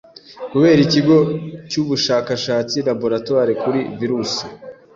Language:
Kinyarwanda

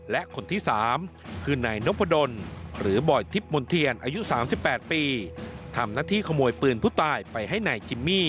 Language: Thai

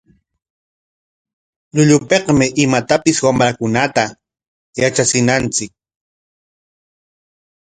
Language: Corongo Ancash Quechua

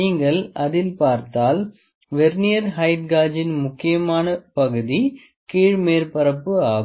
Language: Tamil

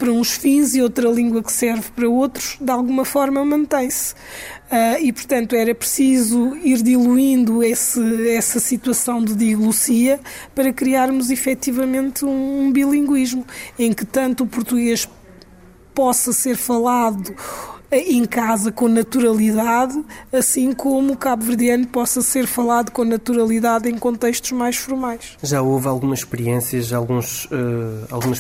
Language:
Portuguese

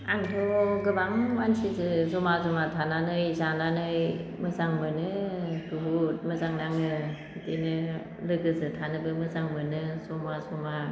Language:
Bodo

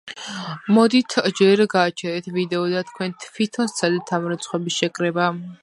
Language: Georgian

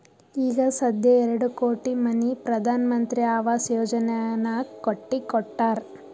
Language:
Kannada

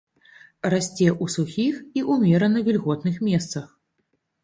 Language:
Belarusian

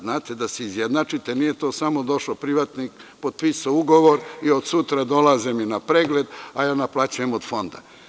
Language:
Serbian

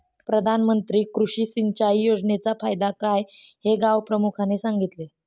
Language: Marathi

